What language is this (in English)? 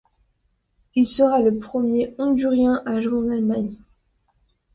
French